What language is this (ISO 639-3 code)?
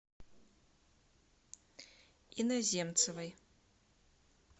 rus